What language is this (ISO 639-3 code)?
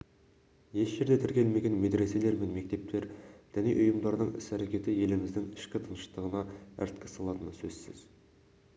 kaz